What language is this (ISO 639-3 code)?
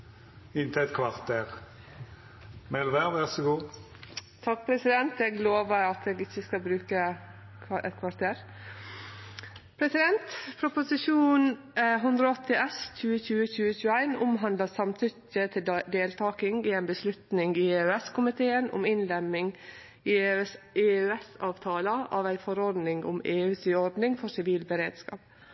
nno